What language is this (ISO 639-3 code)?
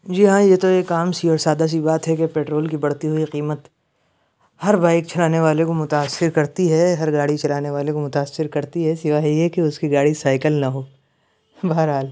urd